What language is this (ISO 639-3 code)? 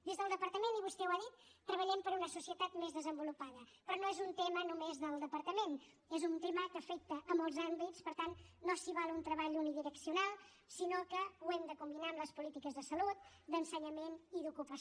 cat